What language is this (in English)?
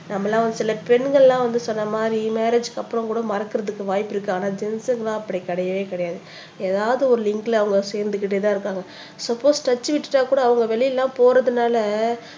Tamil